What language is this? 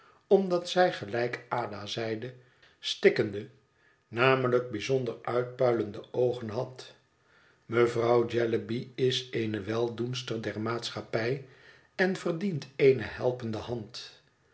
Dutch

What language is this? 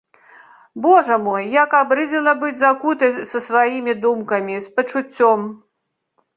Belarusian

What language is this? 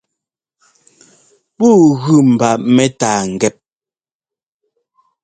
Ngomba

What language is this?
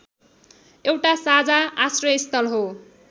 Nepali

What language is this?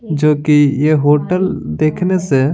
Hindi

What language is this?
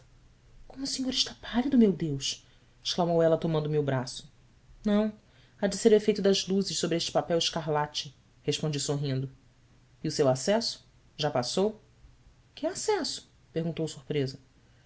Portuguese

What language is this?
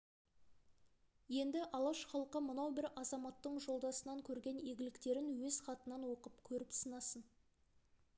Kazakh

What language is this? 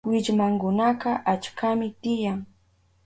Southern Pastaza Quechua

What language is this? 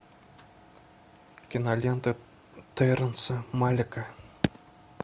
Russian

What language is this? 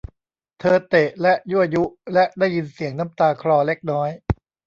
Thai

